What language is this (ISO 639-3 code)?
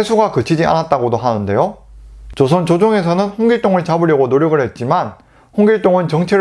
kor